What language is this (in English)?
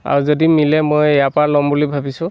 Assamese